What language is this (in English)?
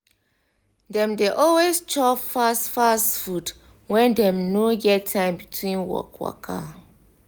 Nigerian Pidgin